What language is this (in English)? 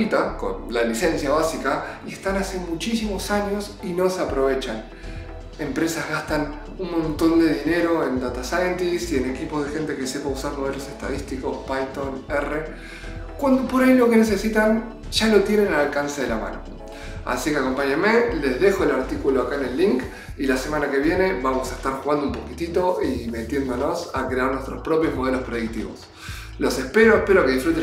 Spanish